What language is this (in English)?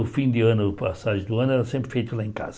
Portuguese